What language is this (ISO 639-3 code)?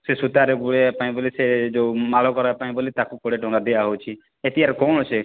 ori